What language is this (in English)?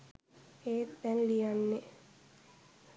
Sinhala